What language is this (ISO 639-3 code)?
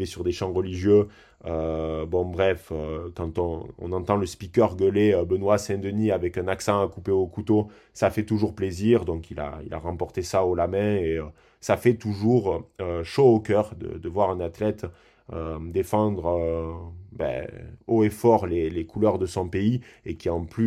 fra